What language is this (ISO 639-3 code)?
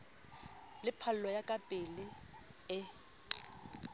sot